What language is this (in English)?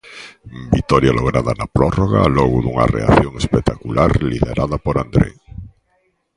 Galician